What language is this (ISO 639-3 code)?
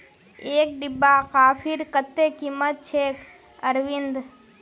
mag